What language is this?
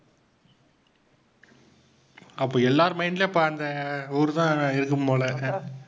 Tamil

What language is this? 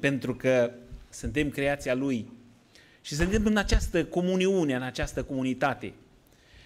Romanian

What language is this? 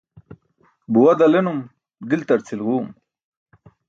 Burushaski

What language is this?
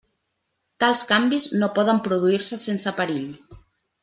Catalan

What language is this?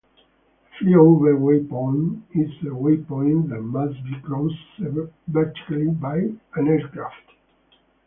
English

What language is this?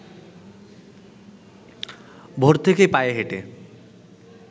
Bangla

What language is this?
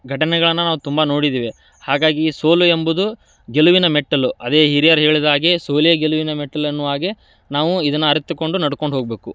Kannada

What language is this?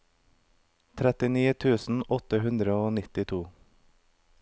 Norwegian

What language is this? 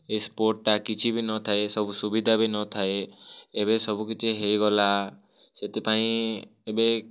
Odia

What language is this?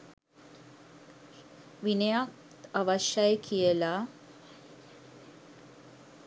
Sinhala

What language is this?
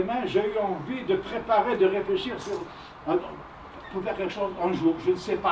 French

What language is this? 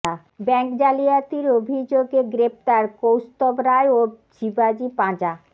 Bangla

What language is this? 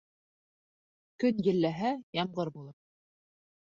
Bashkir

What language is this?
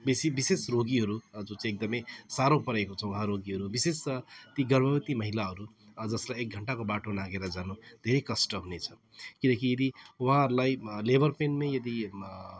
Nepali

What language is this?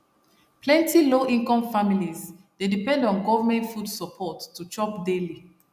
Nigerian Pidgin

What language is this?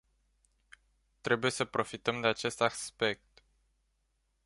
Romanian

